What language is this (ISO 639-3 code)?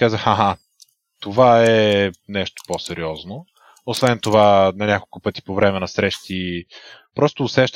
bul